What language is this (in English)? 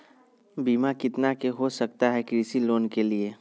Magahi